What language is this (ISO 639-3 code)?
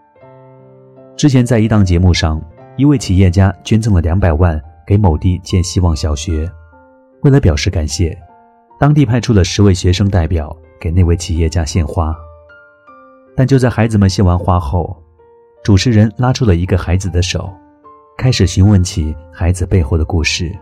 zho